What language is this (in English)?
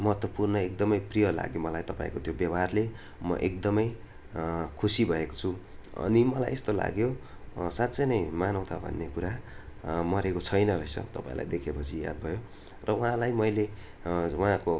Nepali